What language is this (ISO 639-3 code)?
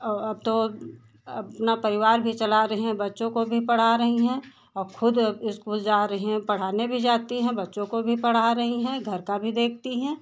hin